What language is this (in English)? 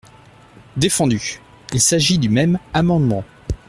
French